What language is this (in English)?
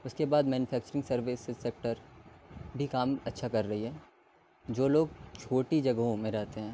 Urdu